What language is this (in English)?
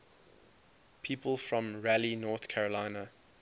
English